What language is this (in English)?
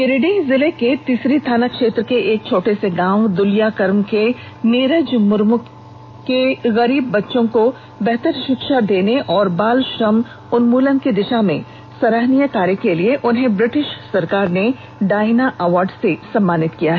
Hindi